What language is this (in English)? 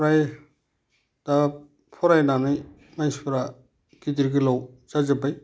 Bodo